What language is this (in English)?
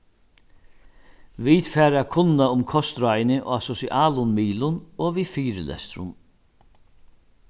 Faroese